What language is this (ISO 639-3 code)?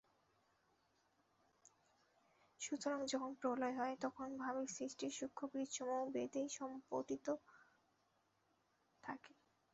ben